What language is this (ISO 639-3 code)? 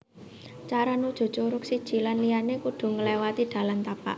jav